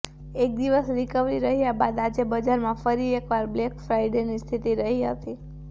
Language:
Gujarati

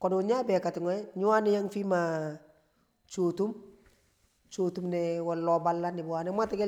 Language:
Kamo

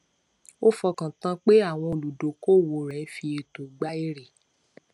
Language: Yoruba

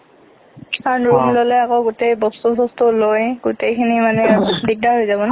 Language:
Assamese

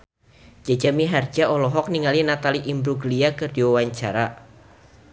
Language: Sundanese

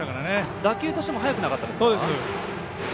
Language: Japanese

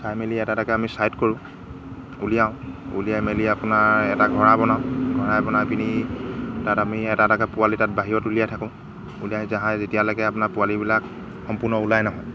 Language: Assamese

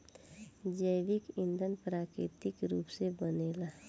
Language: Bhojpuri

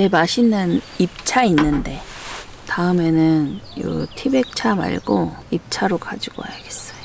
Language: Korean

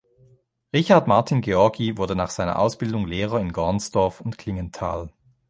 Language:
German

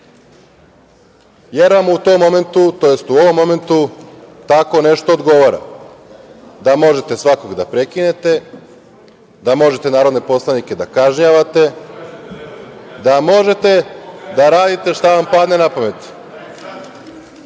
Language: Serbian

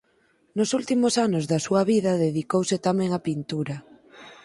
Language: Galician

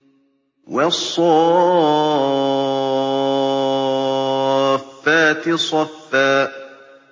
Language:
Arabic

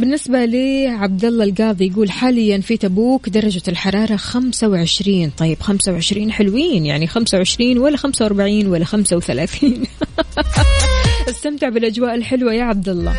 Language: Arabic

